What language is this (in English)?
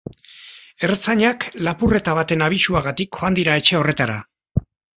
Basque